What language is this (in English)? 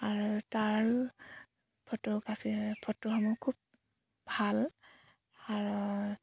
Assamese